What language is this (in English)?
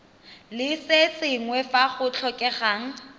Tswana